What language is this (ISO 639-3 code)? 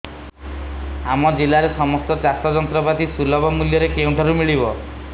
ori